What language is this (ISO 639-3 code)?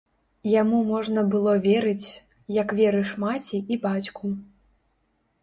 bel